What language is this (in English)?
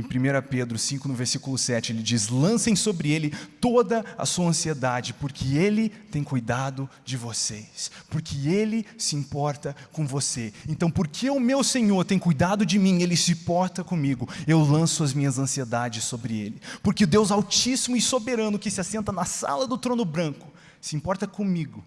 Portuguese